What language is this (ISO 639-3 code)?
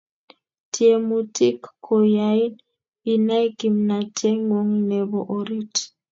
kln